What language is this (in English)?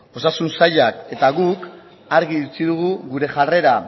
Basque